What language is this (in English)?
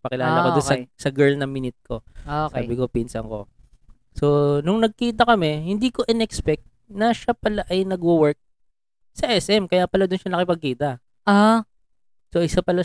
Filipino